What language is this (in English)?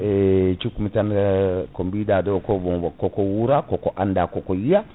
Fula